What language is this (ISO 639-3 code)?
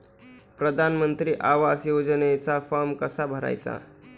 mar